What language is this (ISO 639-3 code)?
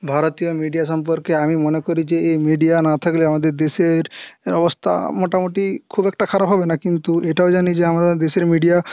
ben